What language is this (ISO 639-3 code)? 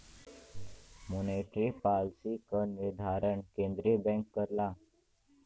bho